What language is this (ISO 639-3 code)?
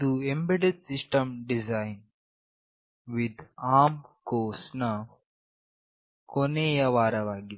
kan